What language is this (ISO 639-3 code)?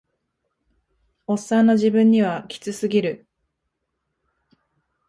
jpn